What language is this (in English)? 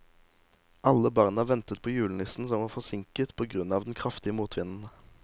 Norwegian